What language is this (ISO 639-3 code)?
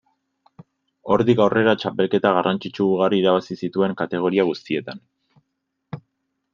eus